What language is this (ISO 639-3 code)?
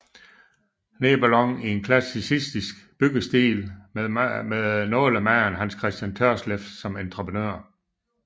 dan